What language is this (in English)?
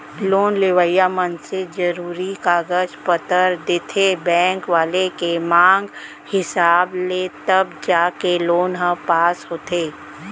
Chhattisgarhi